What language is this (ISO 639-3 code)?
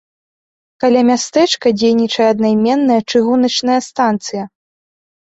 bel